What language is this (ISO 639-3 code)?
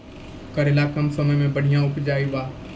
mai